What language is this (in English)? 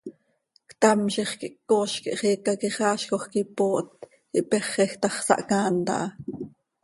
Seri